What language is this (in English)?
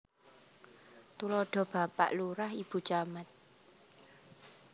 Javanese